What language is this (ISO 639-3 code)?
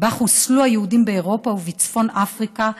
heb